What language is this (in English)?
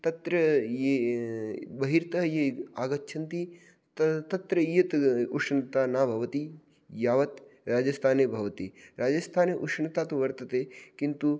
Sanskrit